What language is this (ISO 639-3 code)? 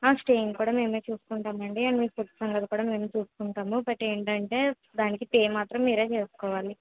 tel